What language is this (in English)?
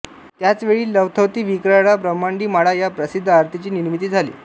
Marathi